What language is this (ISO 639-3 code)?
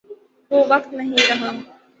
urd